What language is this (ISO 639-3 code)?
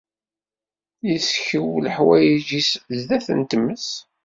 kab